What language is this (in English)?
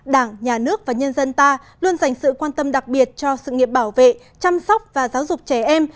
Vietnamese